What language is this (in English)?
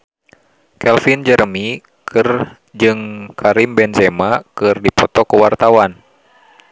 Sundanese